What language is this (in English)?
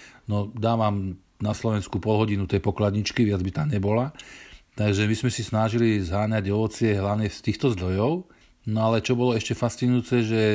Slovak